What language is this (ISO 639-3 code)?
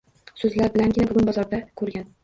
uzb